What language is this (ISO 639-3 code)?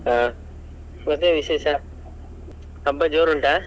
kan